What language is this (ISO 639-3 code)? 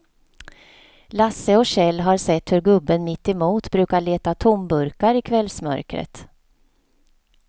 swe